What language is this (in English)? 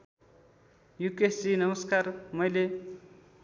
Nepali